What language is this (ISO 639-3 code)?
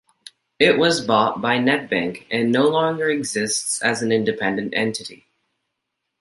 eng